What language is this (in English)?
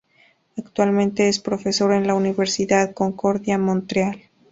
Spanish